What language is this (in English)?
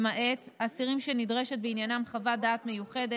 Hebrew